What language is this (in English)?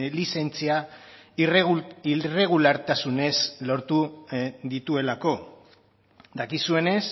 Basque